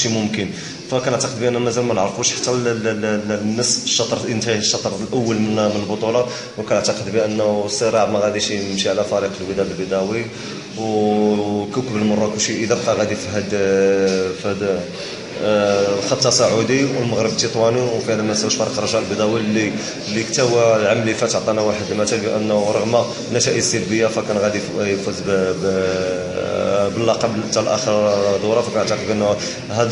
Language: Arabic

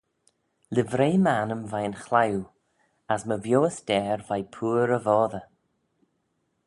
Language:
Manx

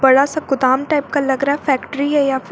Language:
Hindi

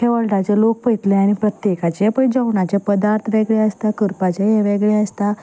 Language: Konkani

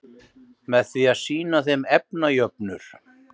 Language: Icelandic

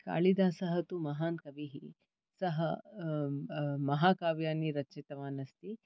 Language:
Sanskrit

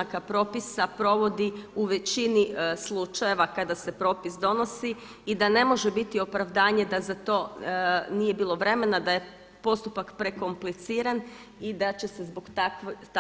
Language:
Croatian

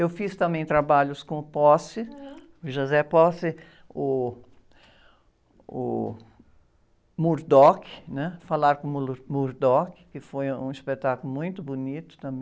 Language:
Portuguese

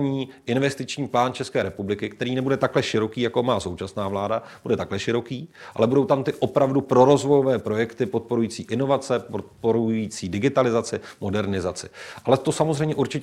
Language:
Czech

